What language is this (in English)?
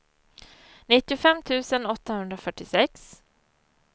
Swedish